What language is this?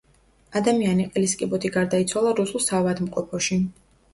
Georgian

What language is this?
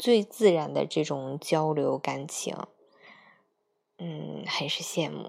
Chinese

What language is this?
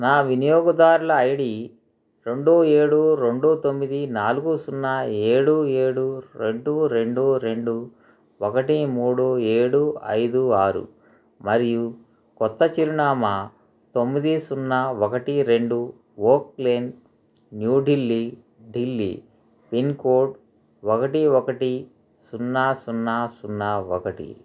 Telugu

